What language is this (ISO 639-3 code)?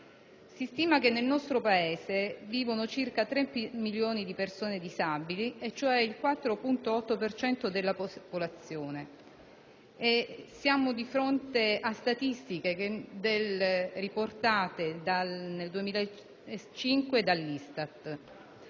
ita